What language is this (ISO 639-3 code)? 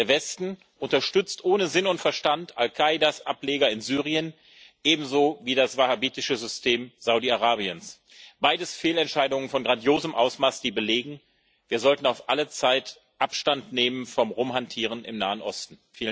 deu